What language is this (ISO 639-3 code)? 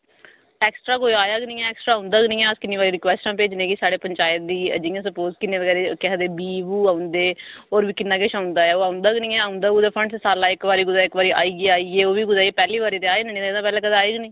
doi